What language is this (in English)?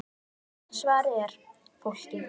Icelandic